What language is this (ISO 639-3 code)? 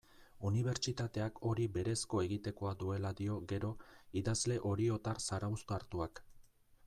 eus